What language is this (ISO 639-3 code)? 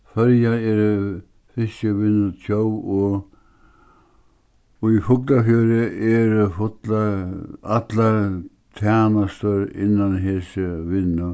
fao